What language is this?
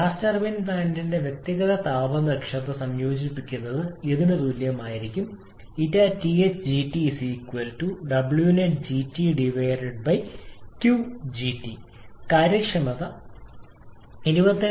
Malayalam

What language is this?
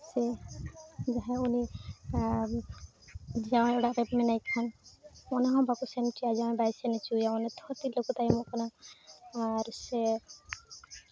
Santali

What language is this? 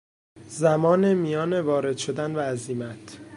Persian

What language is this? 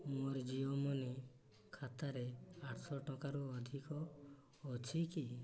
Odia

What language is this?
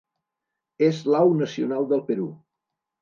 Catalan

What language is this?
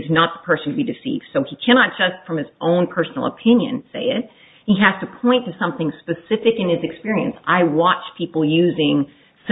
English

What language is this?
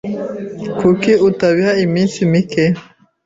Kinyarwanda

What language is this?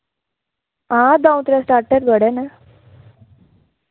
Dogri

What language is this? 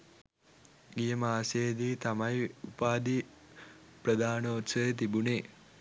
Sinhala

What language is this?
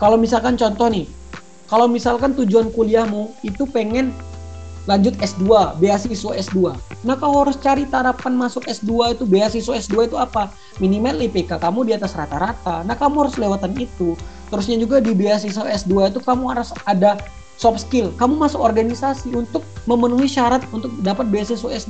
Indonesian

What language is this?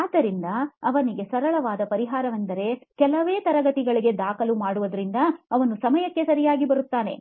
Kannada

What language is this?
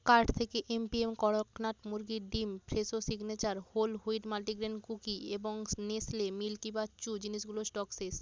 Bangla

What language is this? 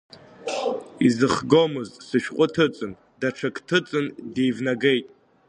Abkhazian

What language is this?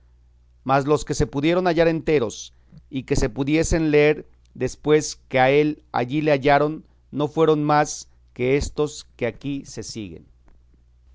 Spanish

